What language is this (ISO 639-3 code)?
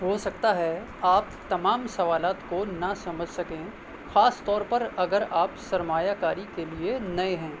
urd